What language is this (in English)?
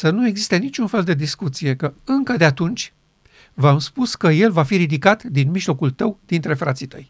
Romanian